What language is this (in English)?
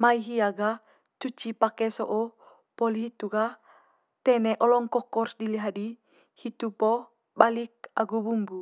Manggarai